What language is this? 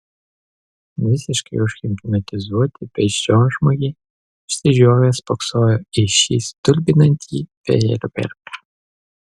Lithuanian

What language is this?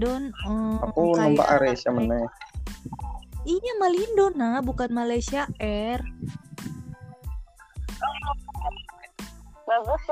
Indonesian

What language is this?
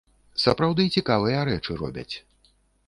Belarusian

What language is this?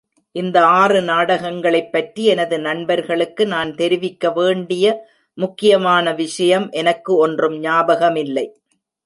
Tamil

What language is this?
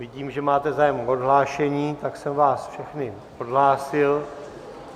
Czech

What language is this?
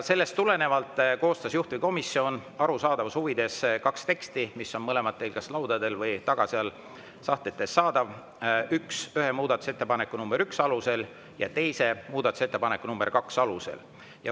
Estonian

